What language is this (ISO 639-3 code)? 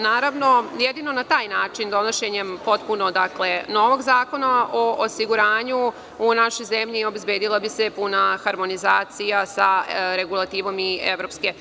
srp